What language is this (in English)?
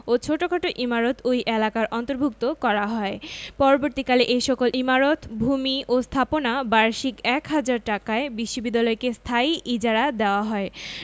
Bangla